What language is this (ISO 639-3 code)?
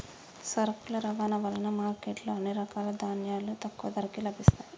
tel